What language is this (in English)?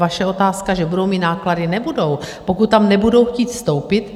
Czech